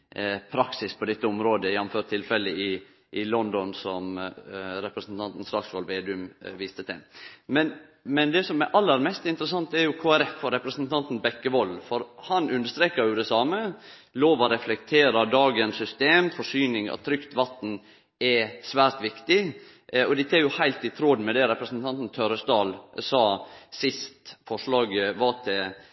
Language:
Norwegian Nynorsk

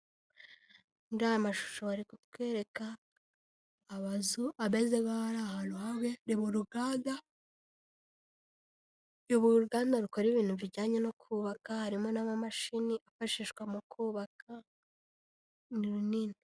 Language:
Kinyarwanda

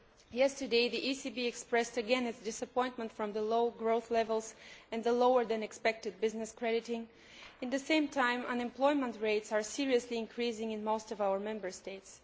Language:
English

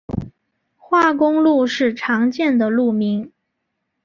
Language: Chinese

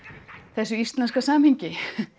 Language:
Icelandic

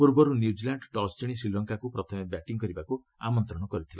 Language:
Odia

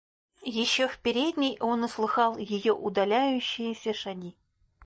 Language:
Russian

